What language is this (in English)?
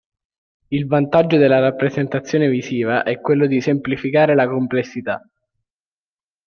Italian